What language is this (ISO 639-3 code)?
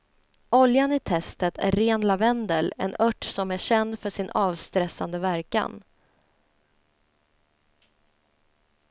swe